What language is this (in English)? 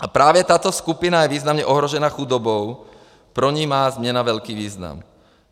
Czech